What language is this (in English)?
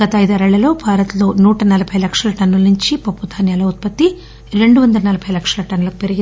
Telugu